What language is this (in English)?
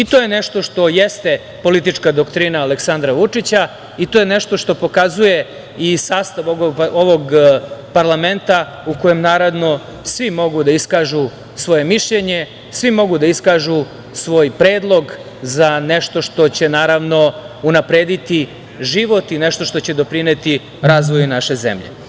Serbian